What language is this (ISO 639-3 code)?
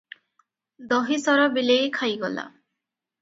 ori